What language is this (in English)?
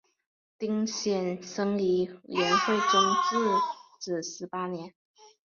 Chinese